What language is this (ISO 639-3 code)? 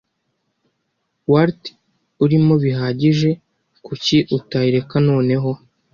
kin